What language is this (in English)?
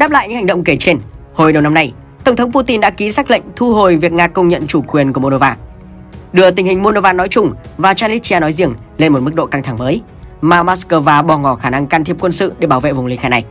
Vietnamese